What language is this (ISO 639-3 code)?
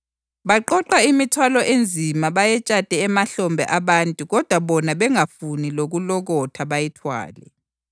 nde